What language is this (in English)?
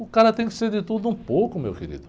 Portuguese